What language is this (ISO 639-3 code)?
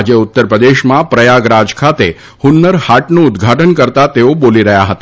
guj